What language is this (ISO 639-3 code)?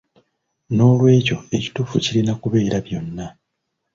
lug